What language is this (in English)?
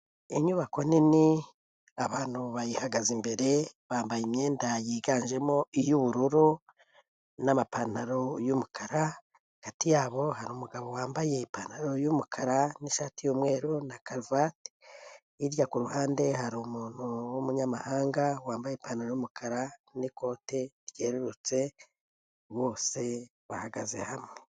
Kinyarwanda